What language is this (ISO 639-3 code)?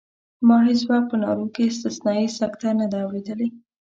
pus